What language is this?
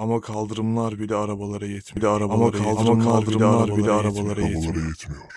Turkish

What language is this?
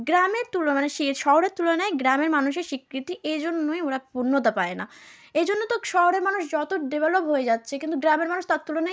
Bangla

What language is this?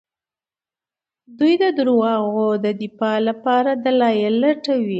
Pashto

